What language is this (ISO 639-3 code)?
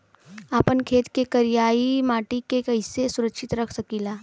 bho